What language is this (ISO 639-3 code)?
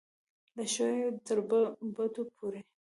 pus